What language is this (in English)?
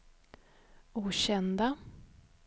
Swedish